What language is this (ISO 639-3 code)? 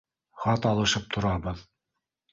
bak